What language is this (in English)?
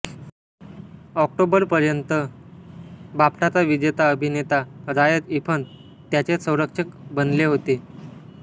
Marathi